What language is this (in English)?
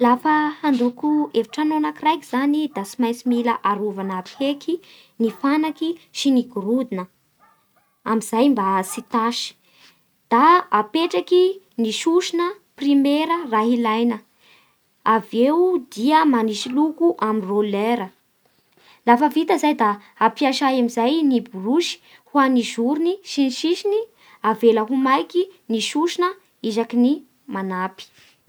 Bara Malagasy